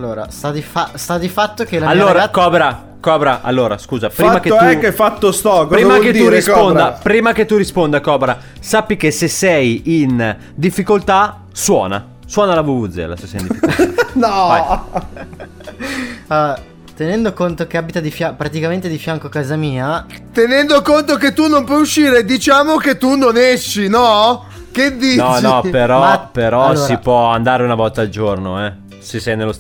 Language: Italian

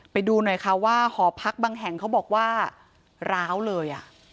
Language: Thai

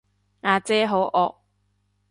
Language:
Cantonese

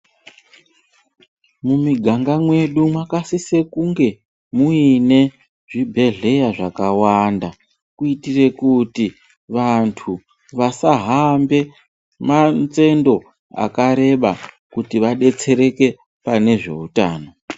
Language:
Ndau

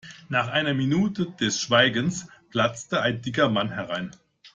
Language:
German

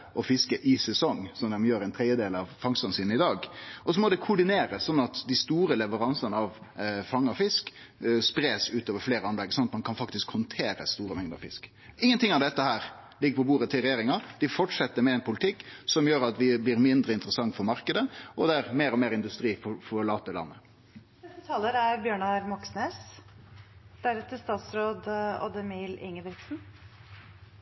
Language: Norwegian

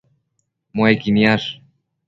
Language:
Matsés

